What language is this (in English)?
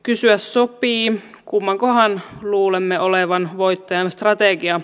Finnish